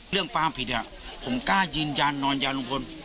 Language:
Thai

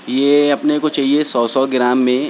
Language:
Urdu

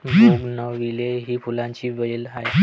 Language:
Marathi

